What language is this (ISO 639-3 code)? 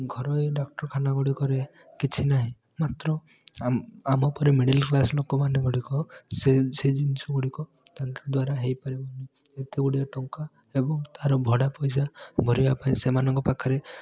ori